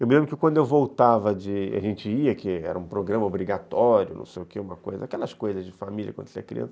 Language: Portuguese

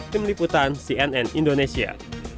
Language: Indonesian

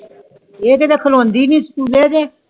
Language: Punjabi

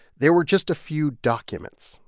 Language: English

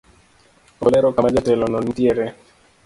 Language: Luo (Kenya and Tanzania)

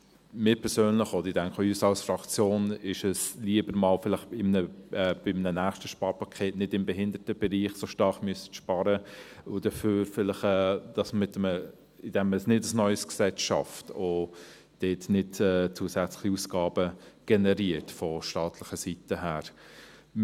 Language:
Swiss German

